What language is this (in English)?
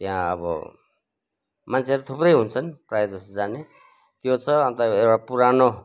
Nepali